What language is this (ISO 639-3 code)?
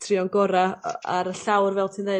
cym